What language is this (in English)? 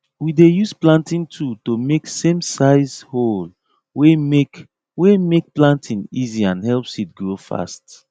Nigerian Pidgin